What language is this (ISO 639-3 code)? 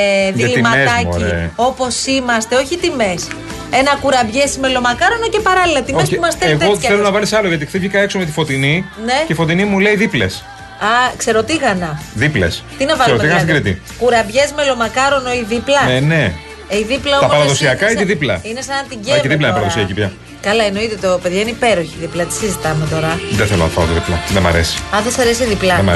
ell